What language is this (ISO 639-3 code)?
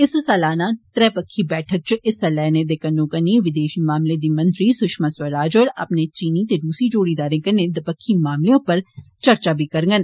doi